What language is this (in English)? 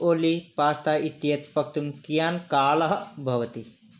Sanskrit